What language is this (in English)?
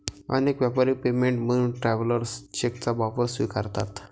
Marathi